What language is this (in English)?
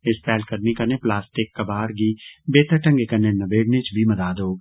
Dogri